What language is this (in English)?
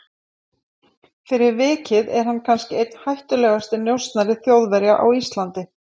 Icelandic